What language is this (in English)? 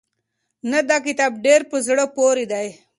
Pashto